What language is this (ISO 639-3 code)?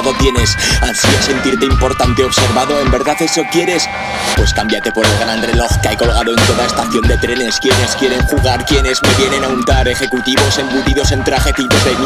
spa